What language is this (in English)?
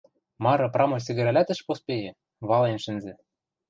Western Mari